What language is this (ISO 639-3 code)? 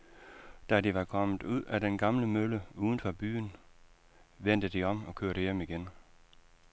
dan